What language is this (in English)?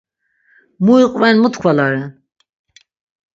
Laz